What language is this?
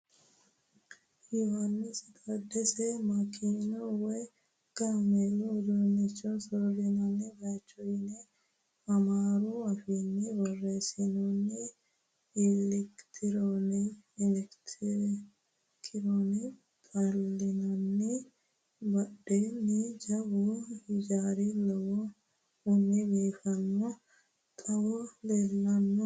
Sidamo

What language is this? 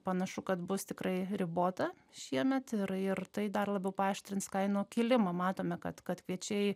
Lithuanian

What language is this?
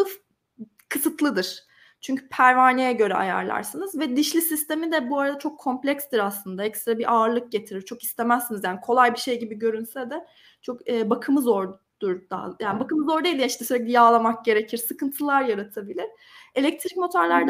Turkish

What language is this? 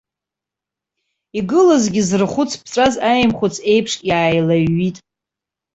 Abkhazian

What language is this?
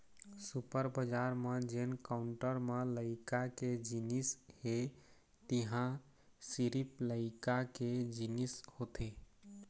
Chhattisgarhi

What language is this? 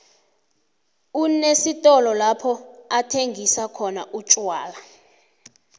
South Ndebele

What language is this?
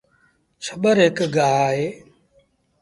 Sindhi Bhil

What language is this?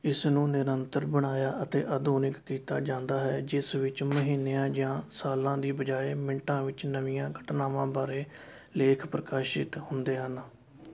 Punjabi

